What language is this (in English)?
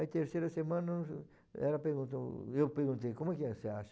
Portuguese